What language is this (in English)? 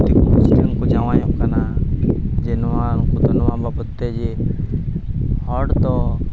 Santali